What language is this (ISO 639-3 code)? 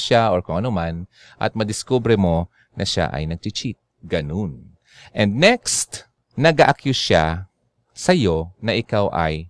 fil